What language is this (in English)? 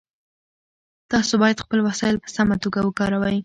Pashto